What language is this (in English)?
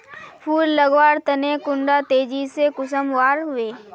Magahi